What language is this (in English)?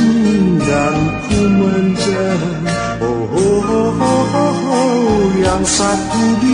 Thai